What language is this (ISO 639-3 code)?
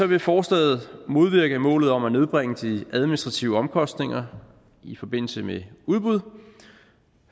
dan